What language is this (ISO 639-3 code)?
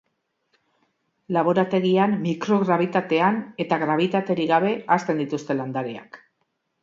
eus